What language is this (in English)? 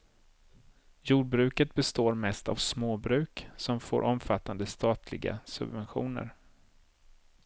Swedish